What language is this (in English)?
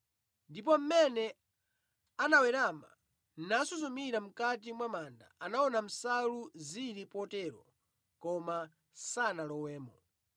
Nyanja